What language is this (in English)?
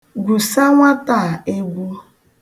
Igbo